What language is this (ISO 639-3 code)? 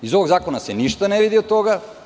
srp